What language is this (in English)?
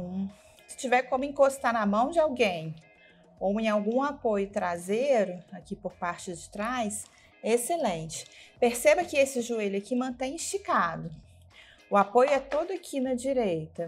Portuguese